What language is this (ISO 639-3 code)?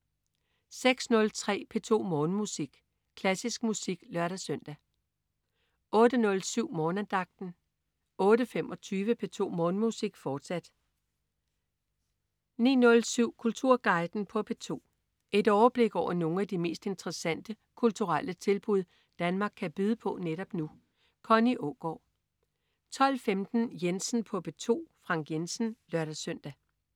dan